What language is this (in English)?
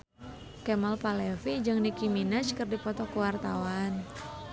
Sundanese